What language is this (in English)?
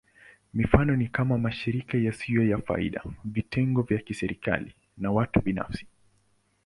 Swahili